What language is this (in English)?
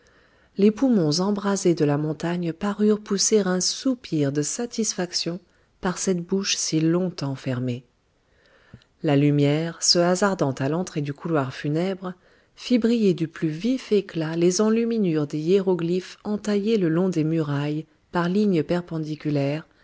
French